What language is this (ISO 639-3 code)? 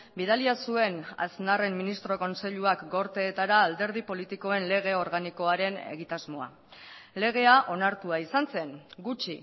eus